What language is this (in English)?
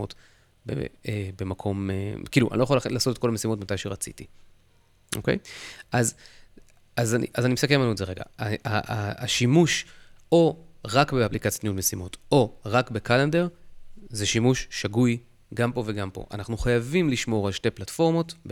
Hebrew